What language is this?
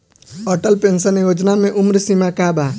Bhojpuri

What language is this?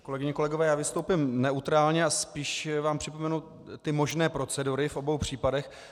Czech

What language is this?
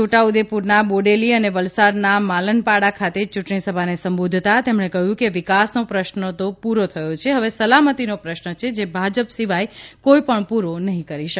Gujarati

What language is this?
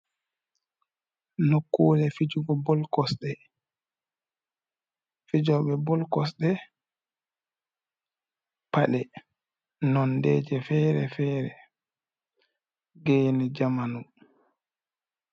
Fula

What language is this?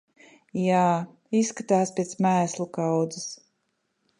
Latvian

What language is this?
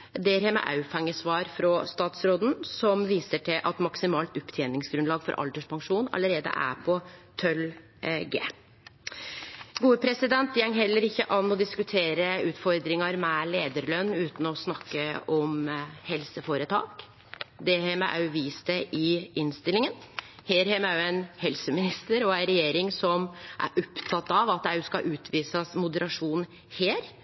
Norwegian Nynorsk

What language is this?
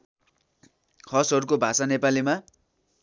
Nepali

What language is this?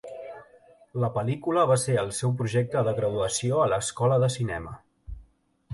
Catalan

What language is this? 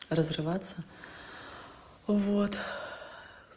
Russian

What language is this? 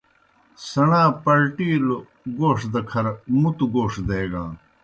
Kohistani Shina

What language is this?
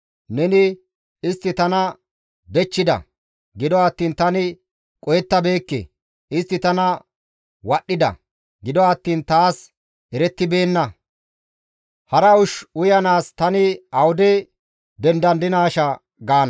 Gamo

